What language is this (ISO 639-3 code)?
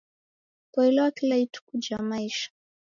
dav